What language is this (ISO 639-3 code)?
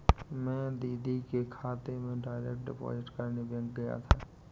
hin